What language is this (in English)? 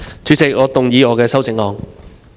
Cantonese